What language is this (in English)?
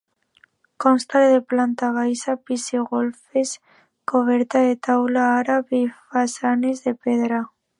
Catalan